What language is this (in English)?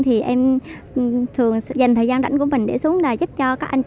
Vietnamese